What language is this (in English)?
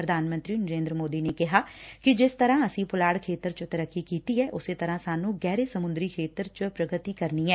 Punjabi